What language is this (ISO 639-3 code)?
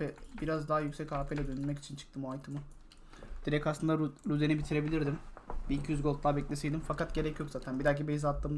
tur